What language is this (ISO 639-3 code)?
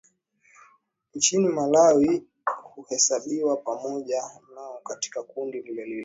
swa